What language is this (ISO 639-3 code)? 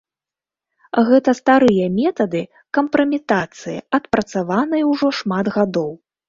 bel